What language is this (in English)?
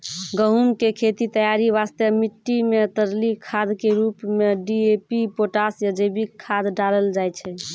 Maithili